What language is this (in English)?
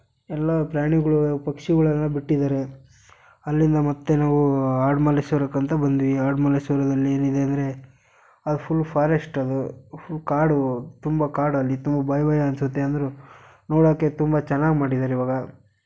Kannada